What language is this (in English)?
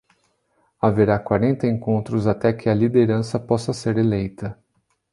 Portuguese